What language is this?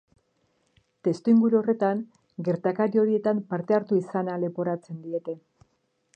Basque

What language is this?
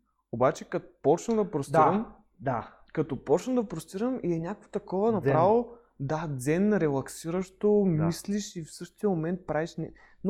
Bulgarian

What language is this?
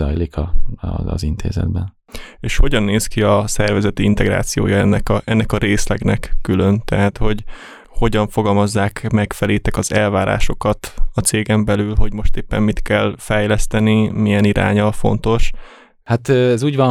Hungarian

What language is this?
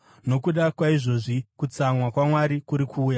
Shona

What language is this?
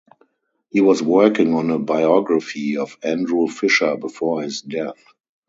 English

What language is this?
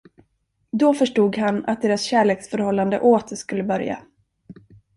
Swedish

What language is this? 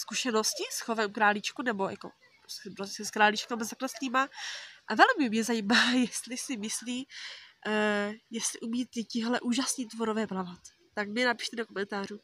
Czech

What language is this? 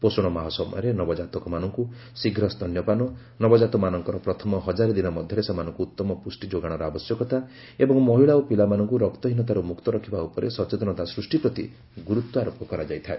Odia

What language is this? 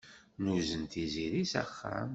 Kabyle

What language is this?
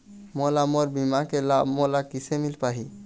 Chhattisgarhi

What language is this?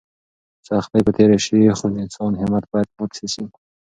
Pashto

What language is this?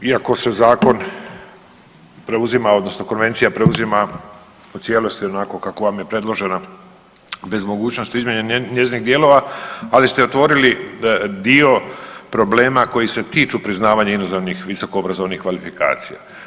Croatian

